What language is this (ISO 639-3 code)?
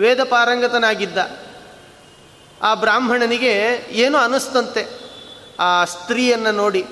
kan